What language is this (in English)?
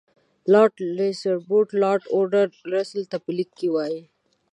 Pashto